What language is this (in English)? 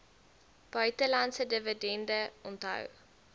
Afrikaans